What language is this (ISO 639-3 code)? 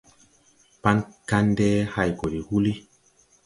tui